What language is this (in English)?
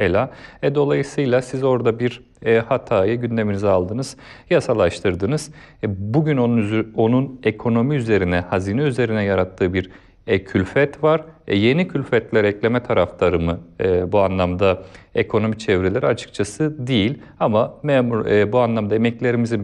Turkish